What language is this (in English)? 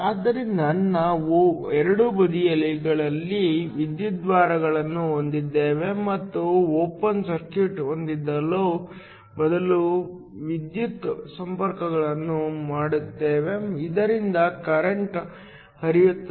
Kannada